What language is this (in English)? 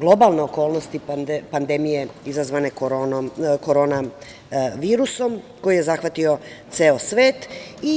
Serbian